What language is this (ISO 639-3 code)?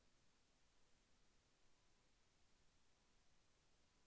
tel